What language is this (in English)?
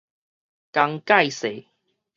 Min Nan Chinese